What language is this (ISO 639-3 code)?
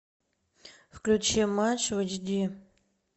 rus